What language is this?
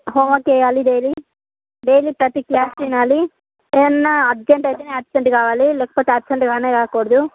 Telugu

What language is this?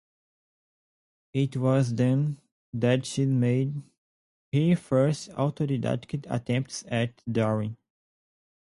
English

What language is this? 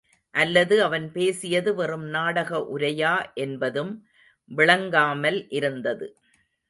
Tamil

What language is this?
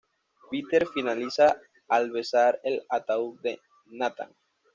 Spanish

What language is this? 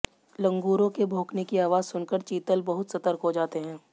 Hindi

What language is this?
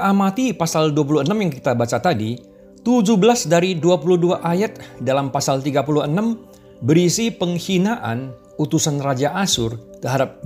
Indonesian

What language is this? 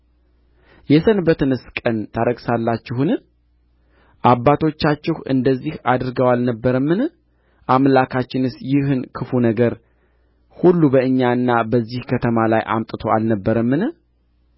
Amharic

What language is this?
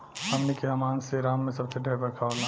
Bhojpuri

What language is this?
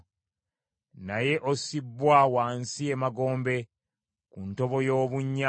Ganda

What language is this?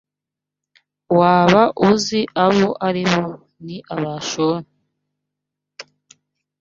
Kinyarwanda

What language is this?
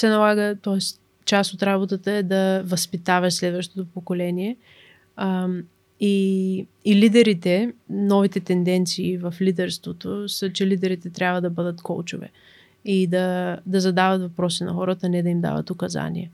Bulgarian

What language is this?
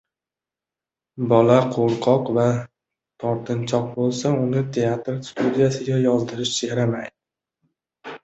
Uzbek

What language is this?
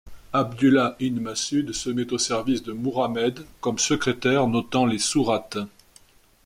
French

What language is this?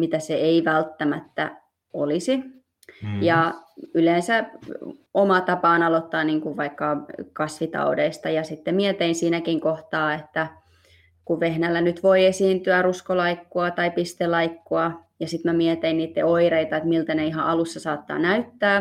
Finnish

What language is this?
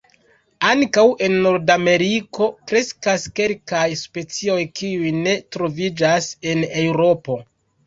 Esperanto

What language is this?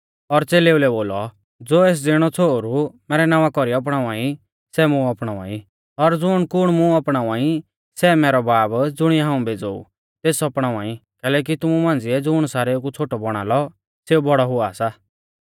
Mahasu Pahari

